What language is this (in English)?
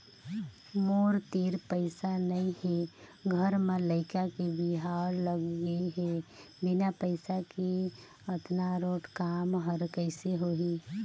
Chhattisgarhi